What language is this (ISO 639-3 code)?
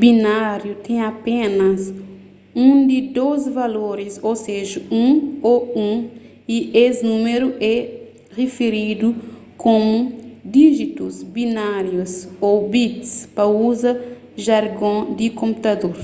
kea